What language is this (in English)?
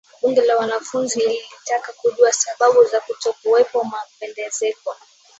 Swahili